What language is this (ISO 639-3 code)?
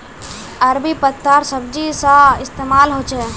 mag